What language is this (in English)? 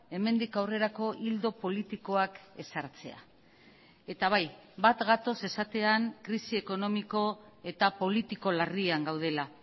Basque